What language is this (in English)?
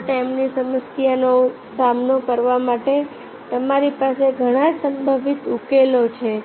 Gujarati